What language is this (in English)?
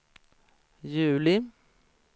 Swedish